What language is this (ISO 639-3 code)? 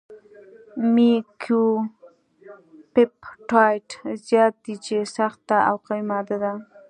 pus